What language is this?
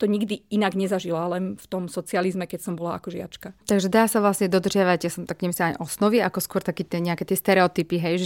Slovak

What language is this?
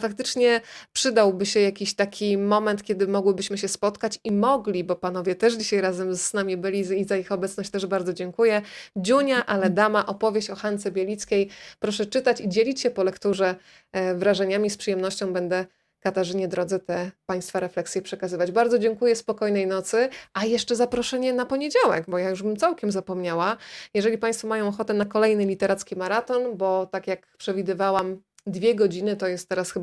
Polish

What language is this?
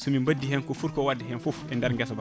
Fula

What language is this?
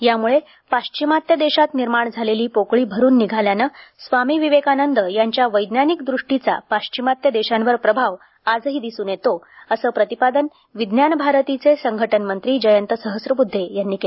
Marathi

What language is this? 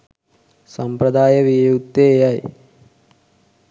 Sinhala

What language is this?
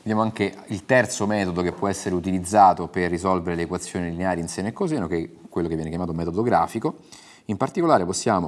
Italian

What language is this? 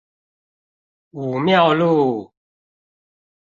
Chinese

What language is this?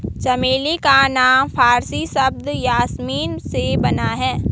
Hindi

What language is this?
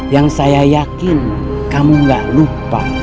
Indonesian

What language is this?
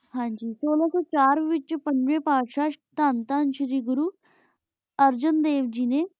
Punjabi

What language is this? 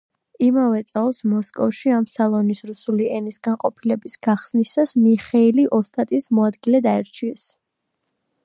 Georgian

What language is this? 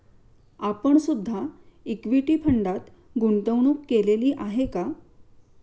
Marathi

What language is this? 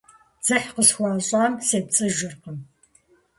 Kabardian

